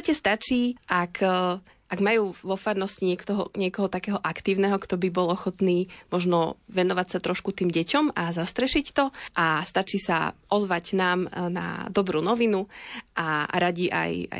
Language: Slovak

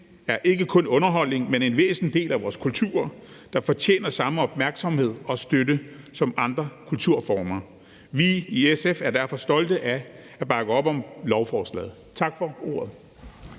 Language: Danish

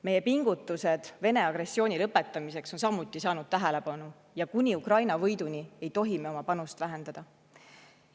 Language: Estonian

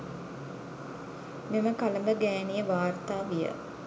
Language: Sinhala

